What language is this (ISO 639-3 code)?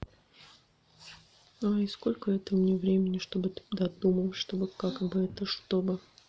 rus